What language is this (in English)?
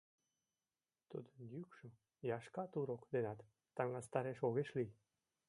Mari